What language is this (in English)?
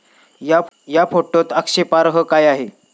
Marathi